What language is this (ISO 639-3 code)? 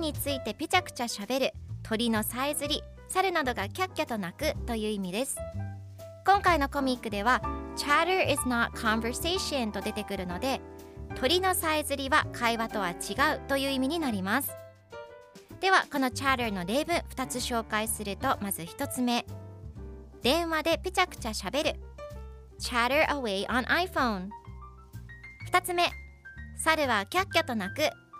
jpn